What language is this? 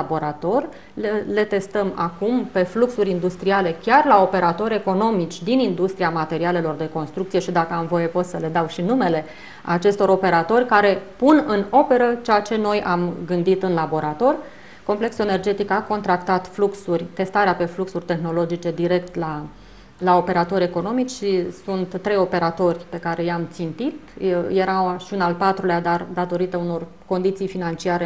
Romanian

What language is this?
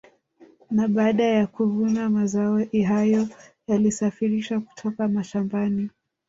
Swahili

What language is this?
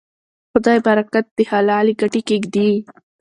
Pashto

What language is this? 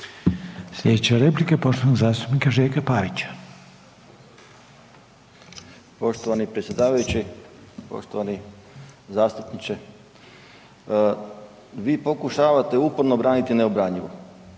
Croatian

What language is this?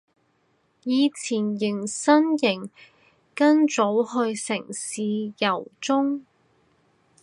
Cantonese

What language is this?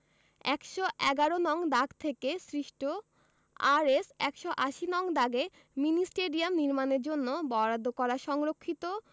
Bangla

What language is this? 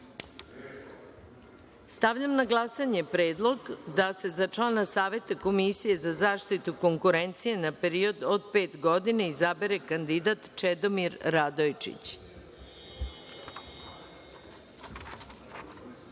Serbian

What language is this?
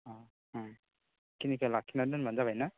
Bodo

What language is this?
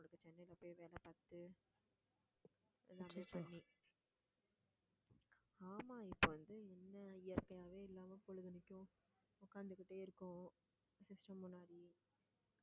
Tamil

